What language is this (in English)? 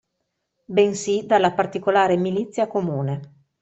Italian